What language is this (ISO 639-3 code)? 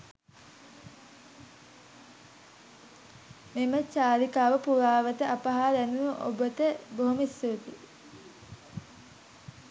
sin